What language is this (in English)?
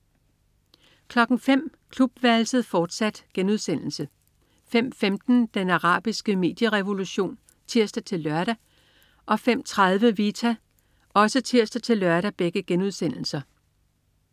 Danish